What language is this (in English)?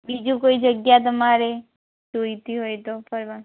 Gujarati